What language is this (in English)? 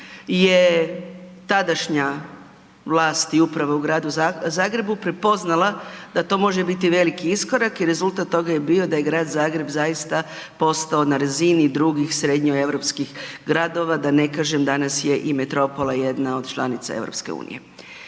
Croatian